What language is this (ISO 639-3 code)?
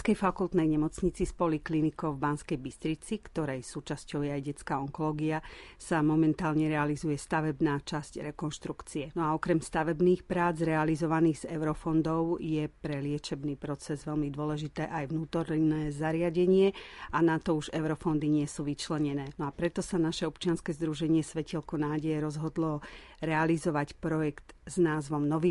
slk